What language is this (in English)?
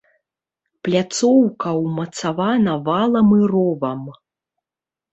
Belarusian